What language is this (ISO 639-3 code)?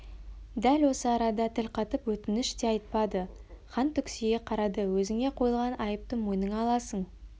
kaz